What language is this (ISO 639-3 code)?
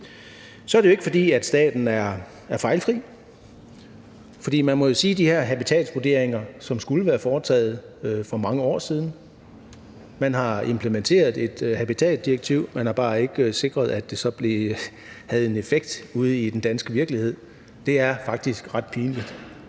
dan